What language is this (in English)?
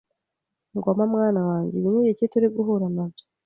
Kinyarwanda